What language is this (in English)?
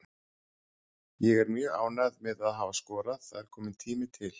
Icelandic